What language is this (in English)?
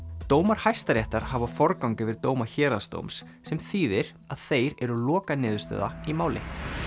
Icelandic